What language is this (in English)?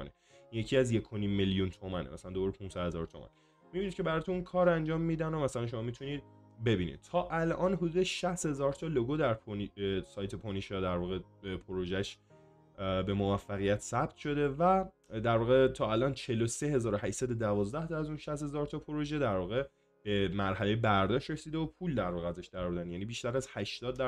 Persian